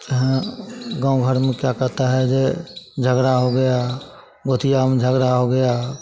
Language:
Hindi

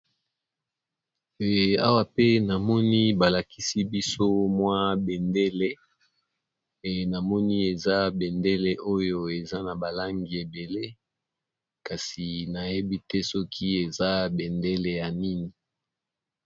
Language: Lingala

